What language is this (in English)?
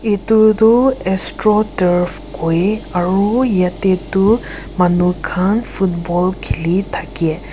Naga Pidgin